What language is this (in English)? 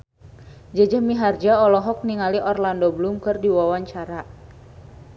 Sundanese